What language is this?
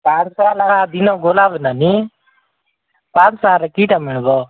Odia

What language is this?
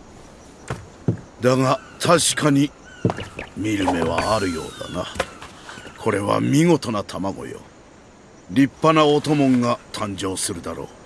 Japanese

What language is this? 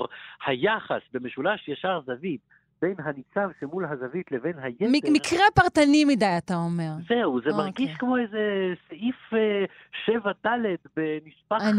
Hebrew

